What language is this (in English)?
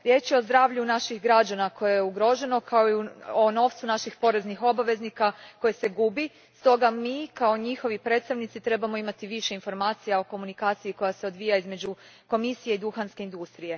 Croatian